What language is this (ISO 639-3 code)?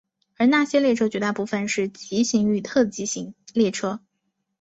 zho